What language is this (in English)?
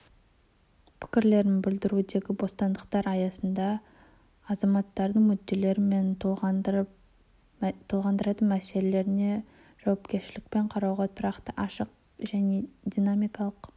Kazakh